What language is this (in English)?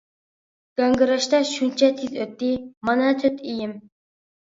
Uyghur